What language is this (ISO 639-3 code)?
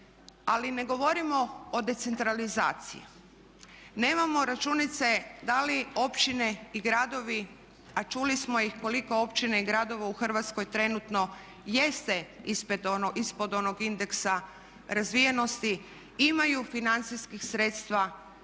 hrv